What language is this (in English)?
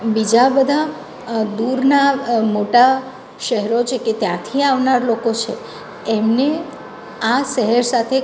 Gujarati